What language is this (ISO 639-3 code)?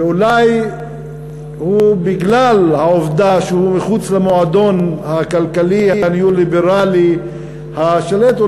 heb